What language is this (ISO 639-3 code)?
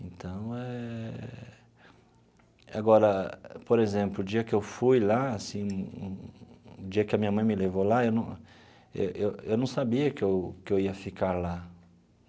por